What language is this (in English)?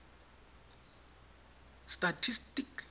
Tswana